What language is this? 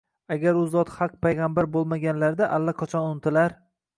Uzbek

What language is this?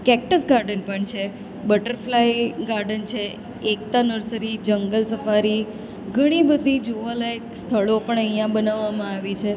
Gujarati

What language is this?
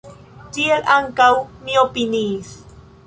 Esperanto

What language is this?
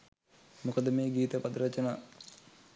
Sinhala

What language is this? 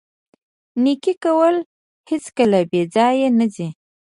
Pashto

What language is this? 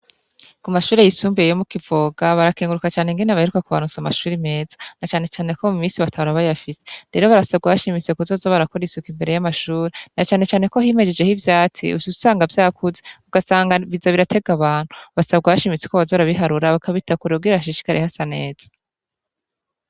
Rundi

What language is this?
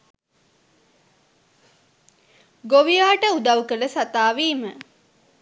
Sinhala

